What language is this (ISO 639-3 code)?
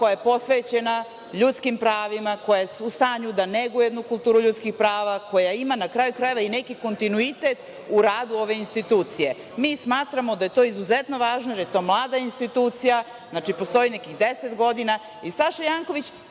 srp